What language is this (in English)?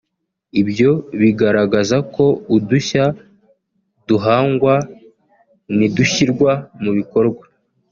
Kinyarwanda